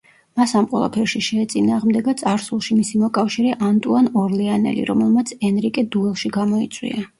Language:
Georgian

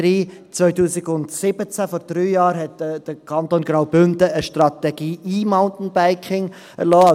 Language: Swiss German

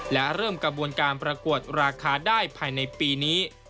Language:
Thai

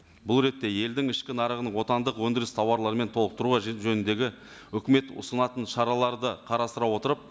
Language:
Kazakh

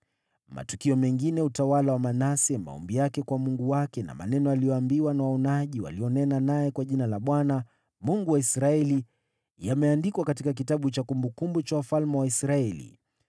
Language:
Swahili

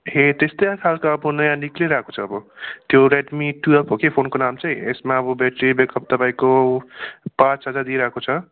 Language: Nepali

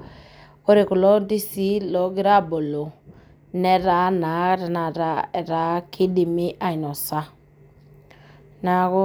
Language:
Masai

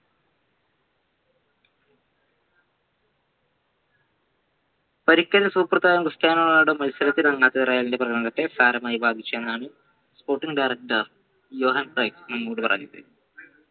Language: Malayalam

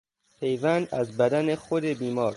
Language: Persian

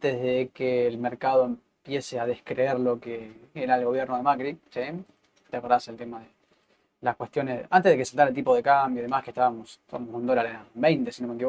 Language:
Spanish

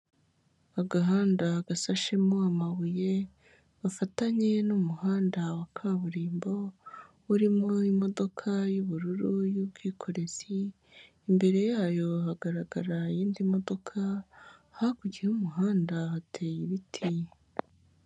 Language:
Kinyarwanda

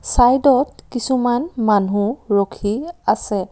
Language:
Assamese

